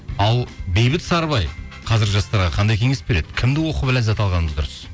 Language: Kazakh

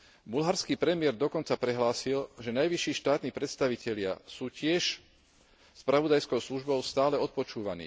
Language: Slovak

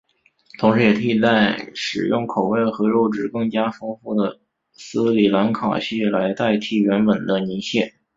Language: Chinese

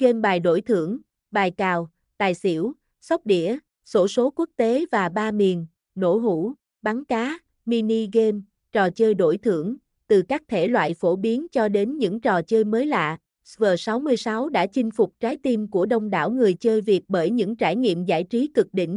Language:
Vietnamese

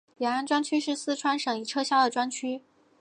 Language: Chinese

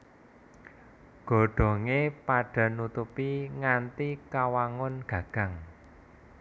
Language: Javanese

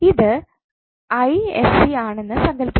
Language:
Malayalam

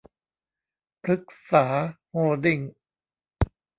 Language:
Thai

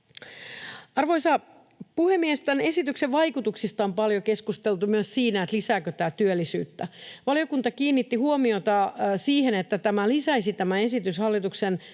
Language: Finnish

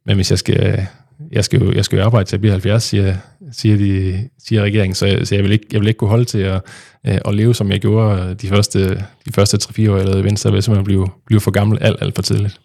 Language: Danish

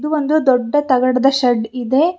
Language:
Kannada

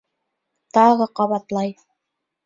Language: Bashkir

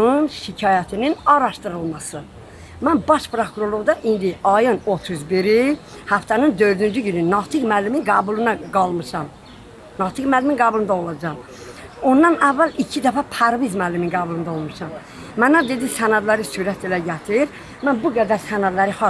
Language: Turkish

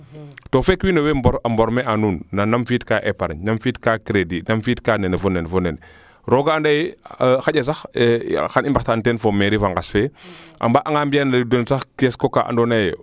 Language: Serer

